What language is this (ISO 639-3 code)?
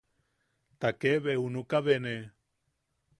yaq